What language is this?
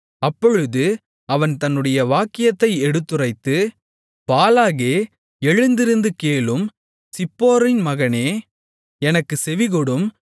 Tamil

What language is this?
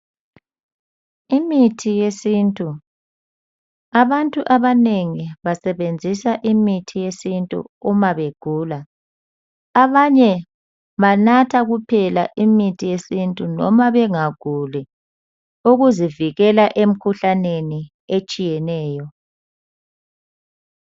North Ndebele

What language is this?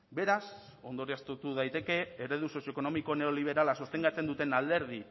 Basque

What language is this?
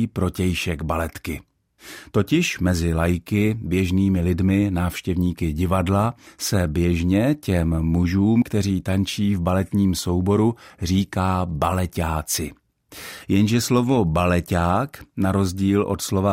Czech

